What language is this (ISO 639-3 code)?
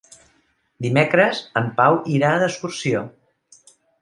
cat